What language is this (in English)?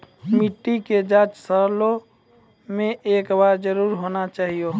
Maithili